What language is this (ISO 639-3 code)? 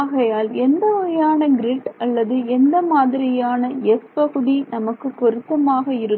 tam